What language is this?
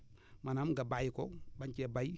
Wolof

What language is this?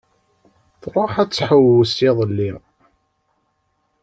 Kabyle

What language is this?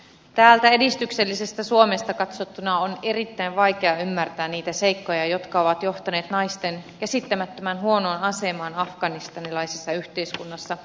Finnish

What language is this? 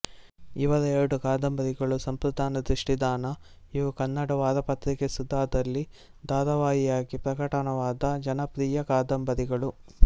Kannada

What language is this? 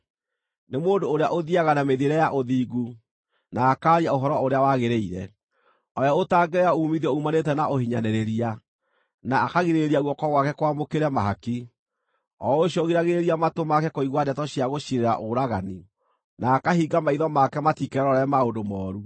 Kikuyu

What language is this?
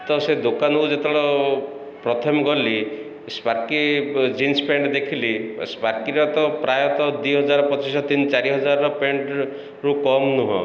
Odia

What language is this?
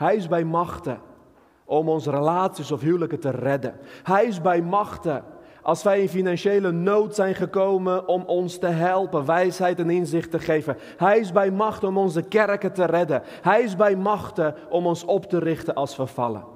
Dutch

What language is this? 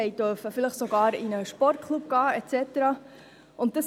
Swiss German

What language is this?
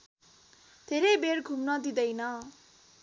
Nepali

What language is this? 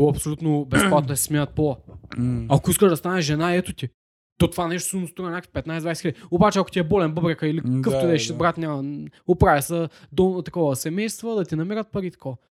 Bulgarian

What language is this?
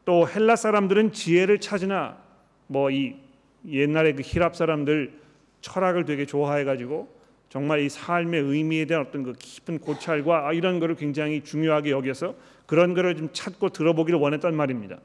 Korean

